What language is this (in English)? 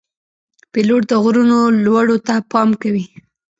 Pashto